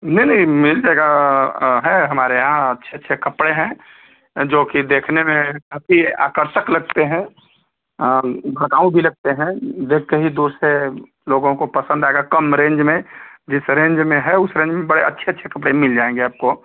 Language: Hindi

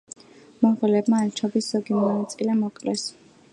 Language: Georgian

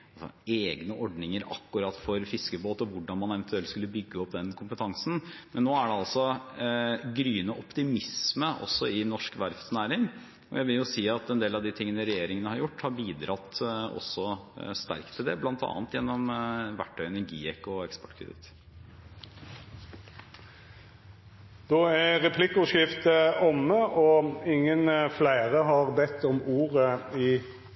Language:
Norwegian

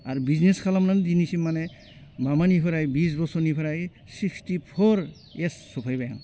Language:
Bodo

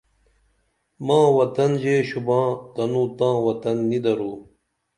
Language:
Dameli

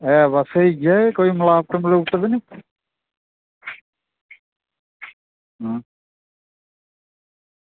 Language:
Dogri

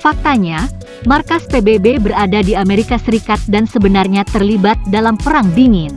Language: Indonesian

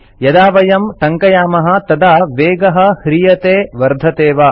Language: Sanskrit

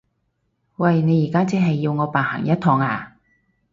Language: Cantonese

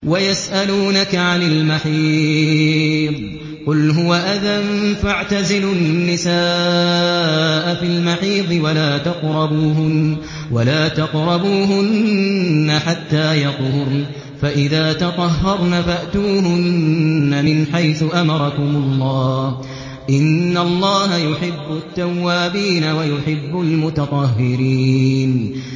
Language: Arabic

